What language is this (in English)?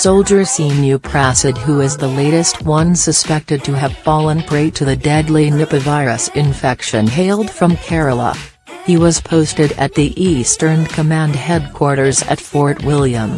English